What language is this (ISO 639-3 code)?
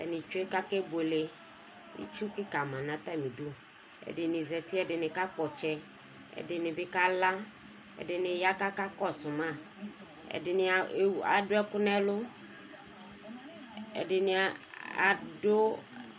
kpo